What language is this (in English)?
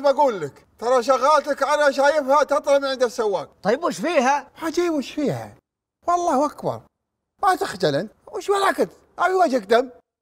Arabic